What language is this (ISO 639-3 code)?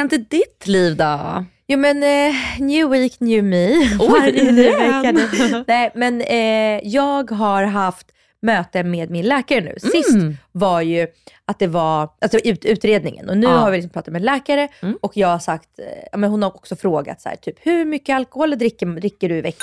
swe